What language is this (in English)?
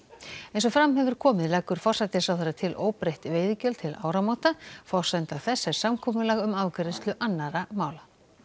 Icelandic